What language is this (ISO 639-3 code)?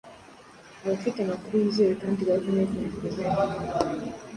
kin